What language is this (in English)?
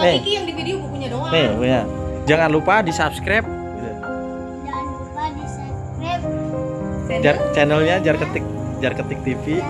Indonesian